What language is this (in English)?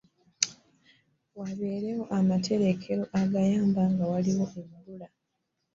Ganda